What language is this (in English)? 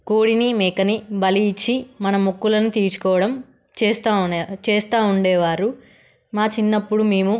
Telugu